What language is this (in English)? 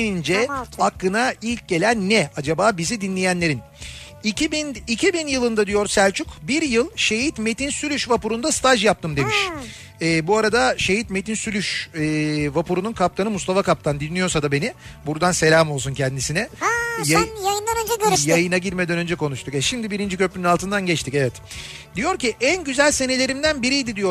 Turkish